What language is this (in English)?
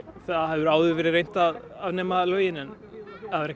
Icelandic